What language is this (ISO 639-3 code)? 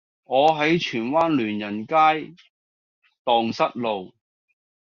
yue